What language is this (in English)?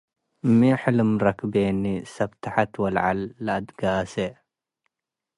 Tigre